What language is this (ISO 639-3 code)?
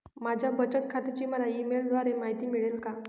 mar